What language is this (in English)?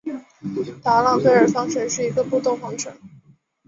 Chinese